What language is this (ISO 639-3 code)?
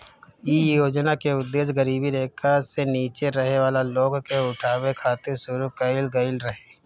bho